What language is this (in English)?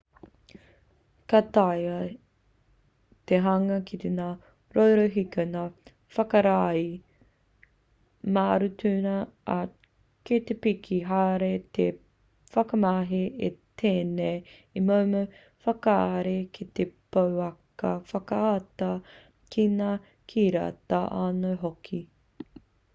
Māori